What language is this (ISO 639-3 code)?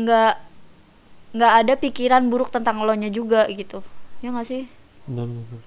ind